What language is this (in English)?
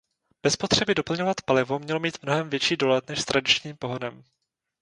Czech